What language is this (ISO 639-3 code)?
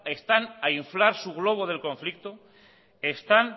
spa